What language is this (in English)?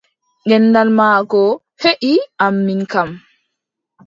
Adamawa Fulfulde